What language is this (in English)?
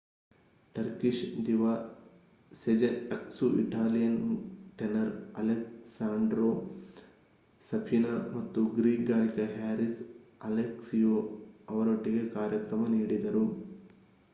Kannada